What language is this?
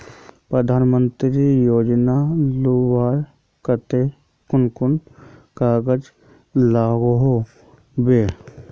Magahi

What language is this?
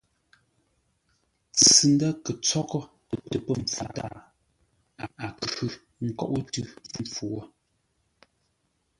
Ngombale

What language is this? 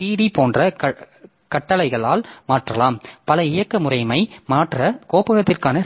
Tamil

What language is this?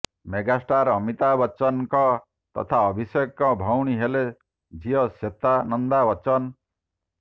Odia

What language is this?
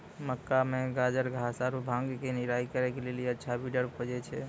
Maithili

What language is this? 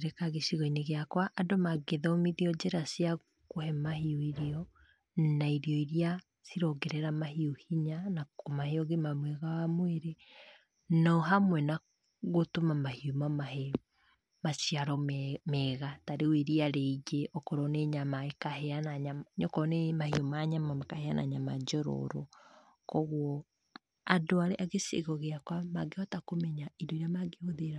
Kikuyu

